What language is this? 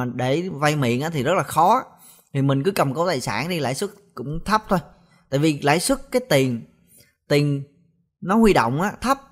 Vietnamese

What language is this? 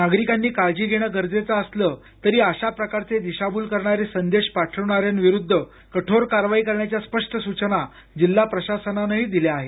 Marathi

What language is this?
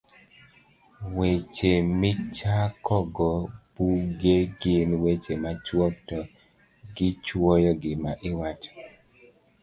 Luo (Kenya and Tanzania)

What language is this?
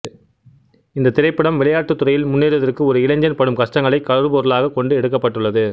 Tamil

